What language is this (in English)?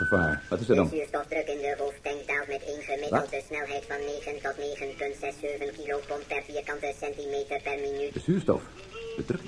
Dutch